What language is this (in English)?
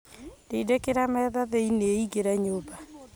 Kikuyu